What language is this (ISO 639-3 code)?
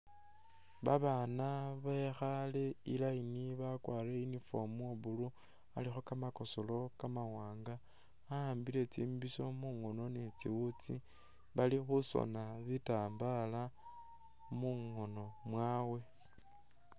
myx